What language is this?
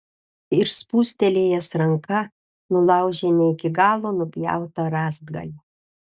Lithuanian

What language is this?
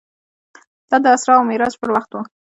Pashto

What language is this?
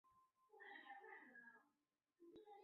Chinese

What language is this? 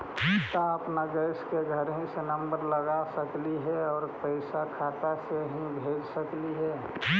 Magahi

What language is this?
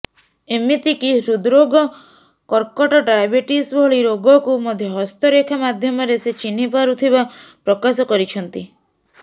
Odia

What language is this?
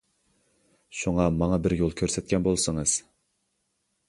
Uyghur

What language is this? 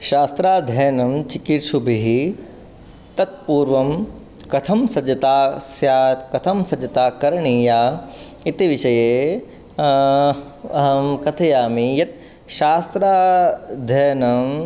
Sanskrit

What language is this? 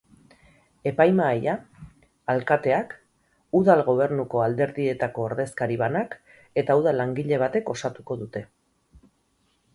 Basque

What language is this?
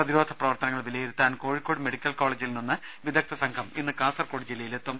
Malayalam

